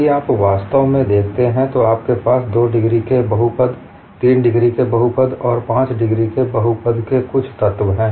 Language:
Hindi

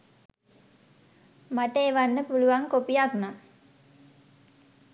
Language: Sinhala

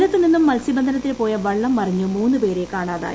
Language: Malayalam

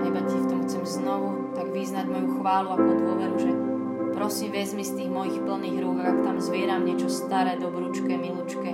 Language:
Slovak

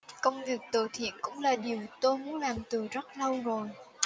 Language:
Vietnamese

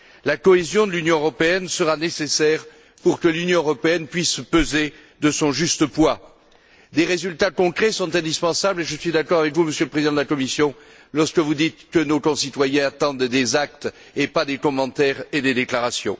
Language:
French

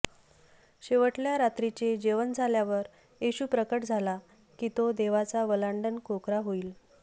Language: Marathi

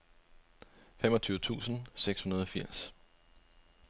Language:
Danish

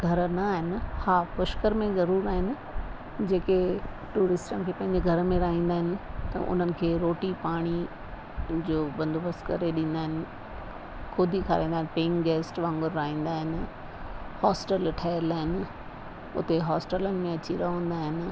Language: Sindhi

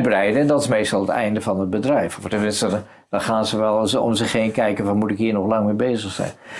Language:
Dutch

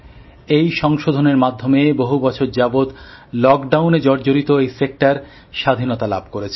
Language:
Bangla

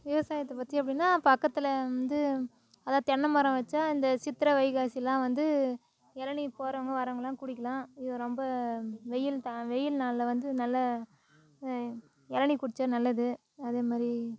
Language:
Tamil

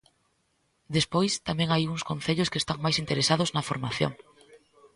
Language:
Galician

